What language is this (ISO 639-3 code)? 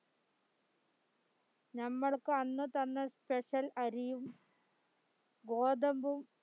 mal